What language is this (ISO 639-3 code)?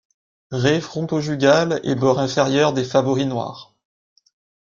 fra